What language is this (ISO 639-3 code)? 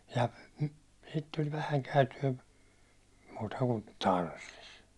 fin